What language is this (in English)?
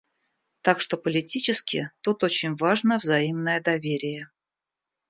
Russian